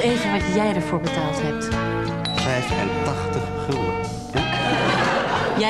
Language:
Dutch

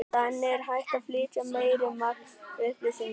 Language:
Icelandic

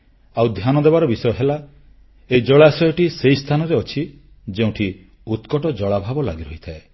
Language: Odia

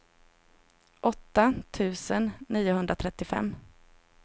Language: Swedish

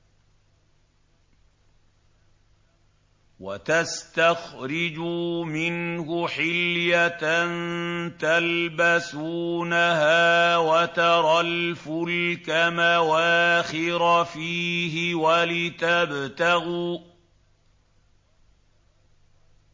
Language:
Arabic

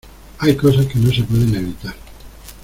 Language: Spanish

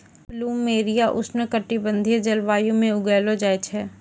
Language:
Maithili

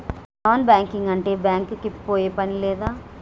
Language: Telugu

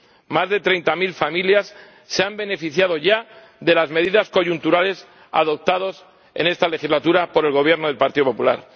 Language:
Spanish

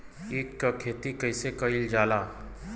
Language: Bhojpuri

